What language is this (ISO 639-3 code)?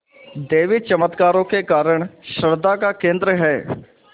hin